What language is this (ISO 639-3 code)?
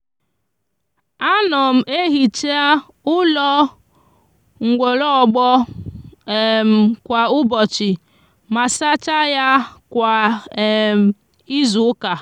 ibo